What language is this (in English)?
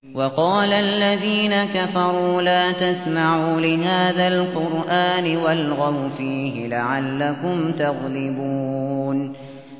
Arabic